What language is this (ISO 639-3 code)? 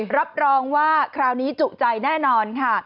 tha